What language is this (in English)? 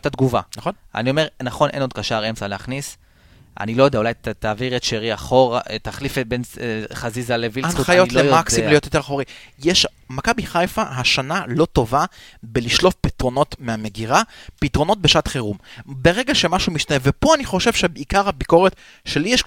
Hebrew